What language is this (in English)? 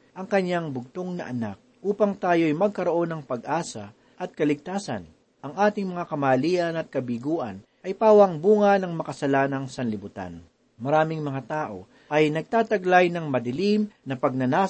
Filipino